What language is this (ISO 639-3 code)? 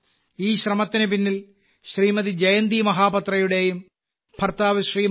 mal